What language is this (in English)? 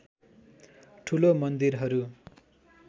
Nepali